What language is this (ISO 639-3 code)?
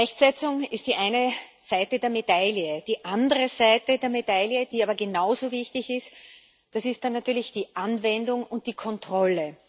deu